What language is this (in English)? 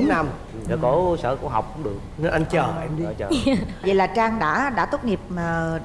Vietnamese